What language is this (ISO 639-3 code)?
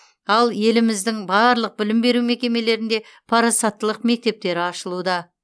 kaz